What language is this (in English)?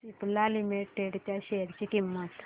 Marathi